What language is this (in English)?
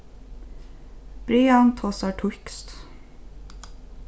Faroese